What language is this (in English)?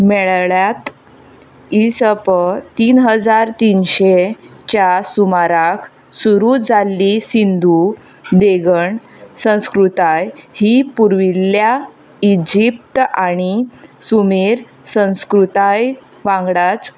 Konkani